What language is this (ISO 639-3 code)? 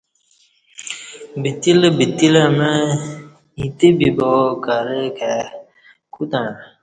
bsh